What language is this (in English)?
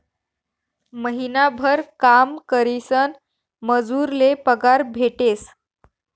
Marathi